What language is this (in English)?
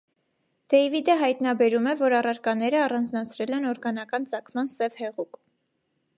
Armenian